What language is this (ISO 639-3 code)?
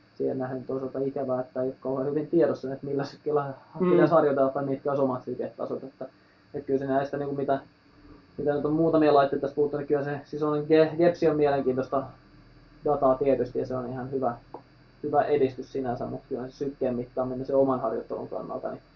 fin